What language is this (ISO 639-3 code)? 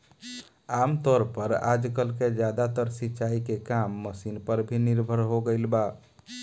bho